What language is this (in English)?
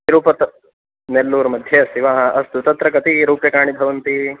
Sanskrit